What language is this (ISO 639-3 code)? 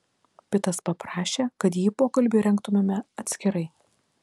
lit